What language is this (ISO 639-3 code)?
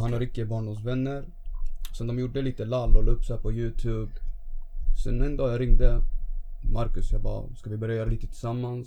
swe